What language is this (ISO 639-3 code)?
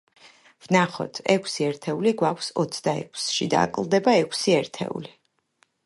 kat